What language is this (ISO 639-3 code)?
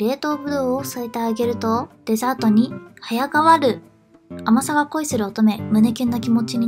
jpn